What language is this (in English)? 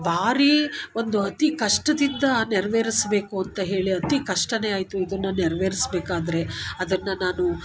Kannada